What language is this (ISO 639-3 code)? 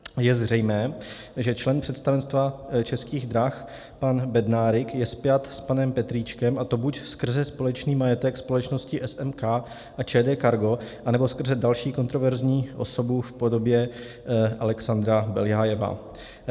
ces